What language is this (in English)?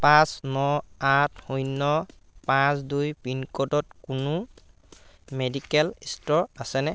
Assamese